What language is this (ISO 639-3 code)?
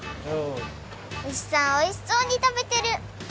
jpn